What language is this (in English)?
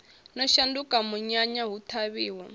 Venda